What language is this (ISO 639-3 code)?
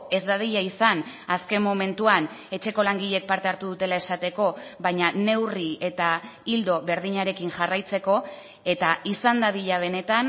eus